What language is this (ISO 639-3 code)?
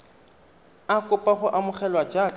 tsn